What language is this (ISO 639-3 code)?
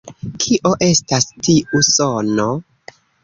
epo